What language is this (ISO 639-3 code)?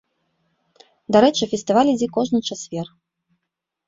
bel